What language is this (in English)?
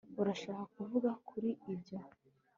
Kinyarwanda